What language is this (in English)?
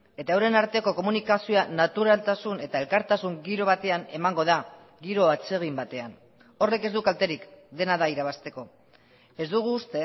Basque